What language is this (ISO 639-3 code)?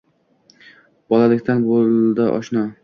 uzb